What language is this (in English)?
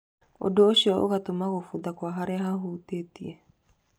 Kikuyu